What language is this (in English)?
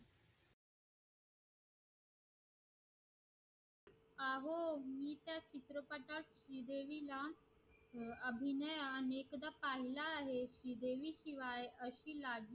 Marathi